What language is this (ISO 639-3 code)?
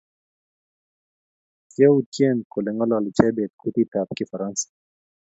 kln